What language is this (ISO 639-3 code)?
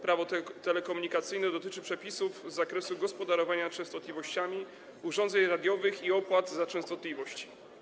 pol